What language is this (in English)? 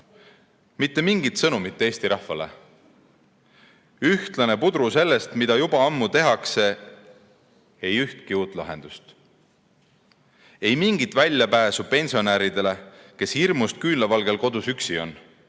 Estonian